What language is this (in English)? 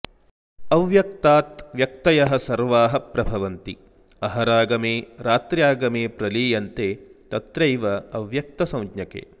Sanskrit